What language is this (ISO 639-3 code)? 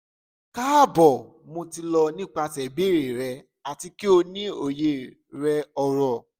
yor